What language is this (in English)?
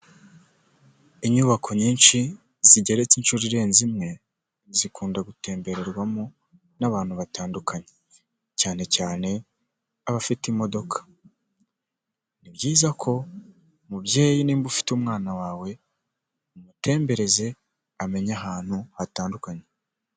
Kinyarwanda